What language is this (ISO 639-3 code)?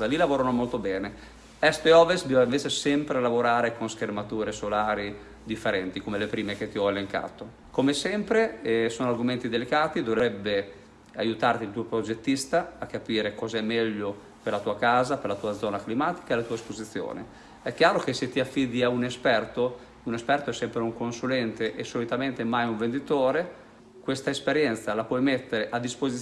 ita